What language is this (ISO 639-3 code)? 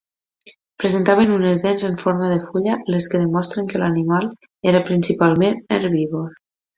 cat